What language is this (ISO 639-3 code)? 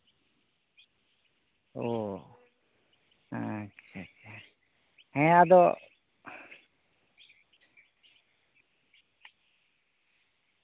sat